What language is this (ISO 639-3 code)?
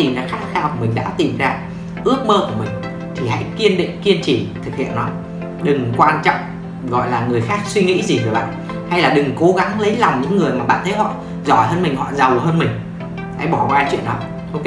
vie